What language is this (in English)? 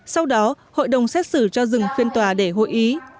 Vietnamese